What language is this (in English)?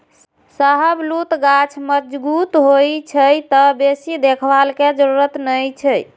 Maithili